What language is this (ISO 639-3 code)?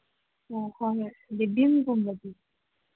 mni